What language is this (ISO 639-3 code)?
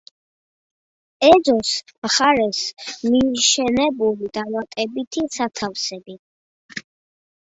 kat